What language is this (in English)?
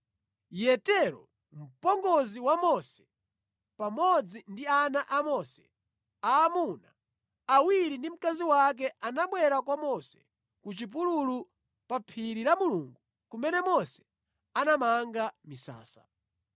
Nyanja